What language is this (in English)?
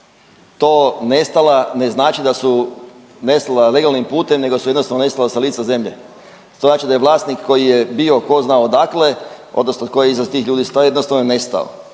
Croatian